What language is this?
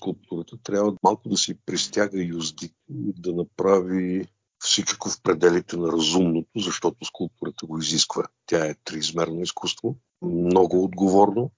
Bulgarian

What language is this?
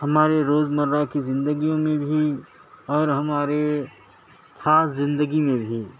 Urdu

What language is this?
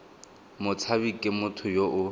Tswana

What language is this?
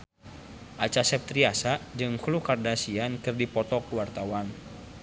Sundanese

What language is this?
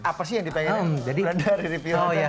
Indonesian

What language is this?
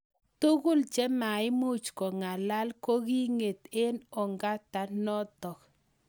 Kalenjin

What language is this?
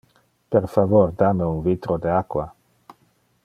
Interlingua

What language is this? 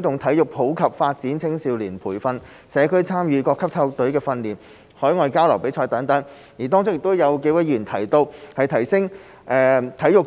Cantonese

